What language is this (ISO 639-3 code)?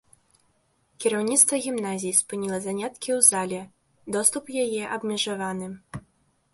bel